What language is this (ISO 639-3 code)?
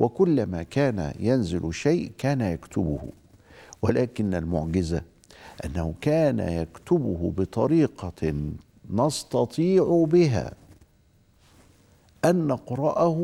ara